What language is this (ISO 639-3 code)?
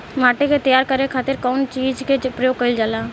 bho